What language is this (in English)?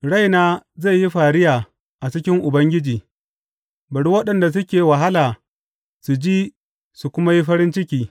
Hausa